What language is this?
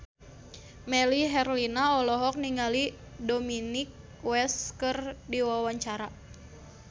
Sundanese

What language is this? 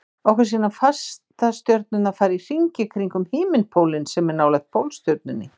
Icelandic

